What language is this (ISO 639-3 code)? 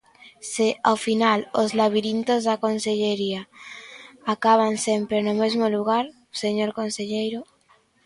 glg